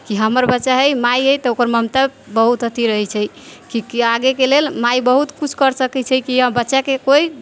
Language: Maithili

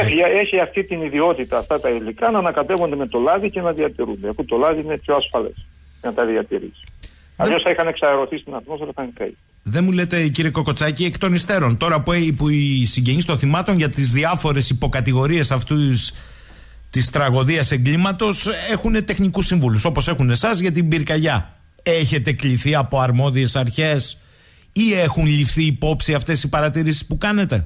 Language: Greek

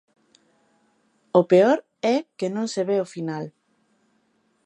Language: Galician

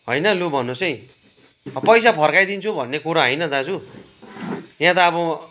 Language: Nepali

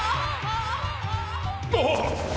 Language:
Japanese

